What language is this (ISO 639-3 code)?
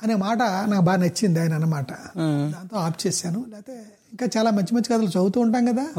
tel